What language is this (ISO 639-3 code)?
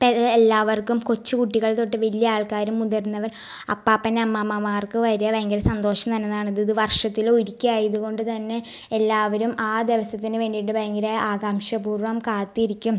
mal